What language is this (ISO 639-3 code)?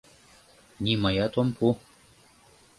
chm